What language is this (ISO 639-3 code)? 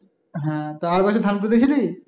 ben